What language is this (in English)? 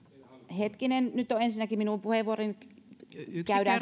Finnish